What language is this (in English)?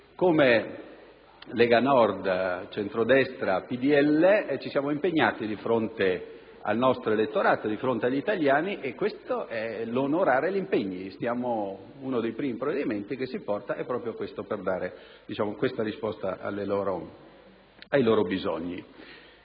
Italian